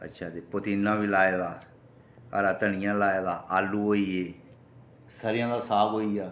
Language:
Dogri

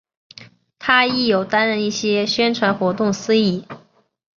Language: Chinese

